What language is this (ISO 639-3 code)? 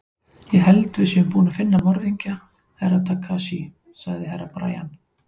isl